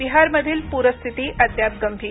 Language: Marathi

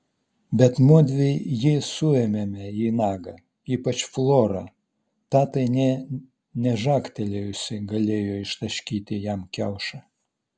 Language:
Lithuanian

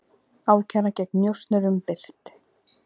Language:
Icelandic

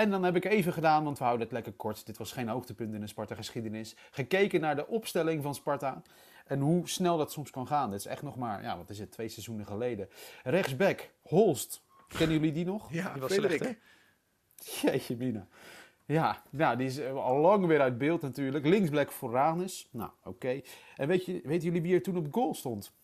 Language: Dutch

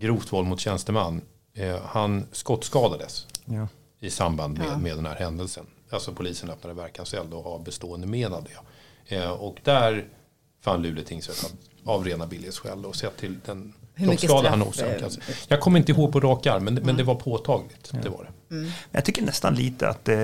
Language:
Swedish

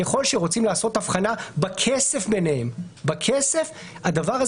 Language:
Hebrew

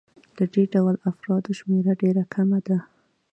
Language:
Pashto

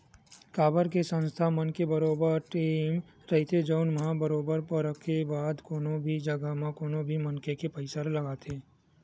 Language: Chhattisgarhi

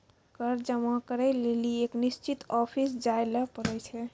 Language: Maithili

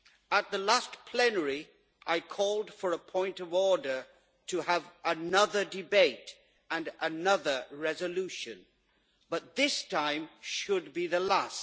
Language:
English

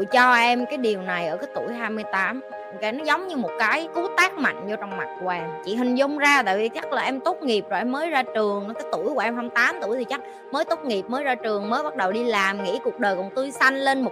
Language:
Vietnamese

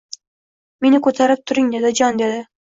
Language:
Uzbek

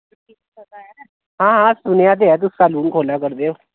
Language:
Dogri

